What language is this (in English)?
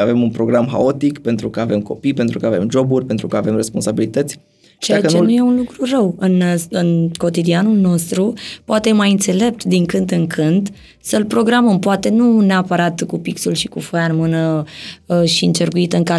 Romanian